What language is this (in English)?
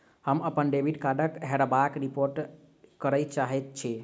Maithili